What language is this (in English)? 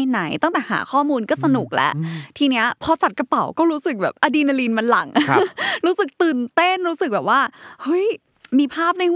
Thai